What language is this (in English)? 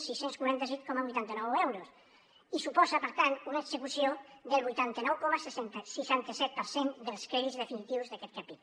Catalan